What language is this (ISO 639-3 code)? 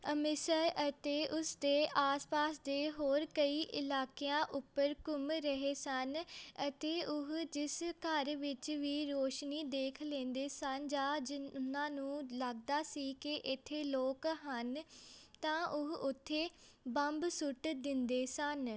pan